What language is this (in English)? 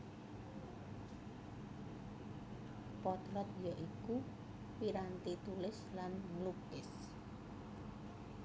Javanese